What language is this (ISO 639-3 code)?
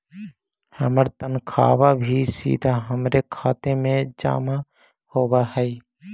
mag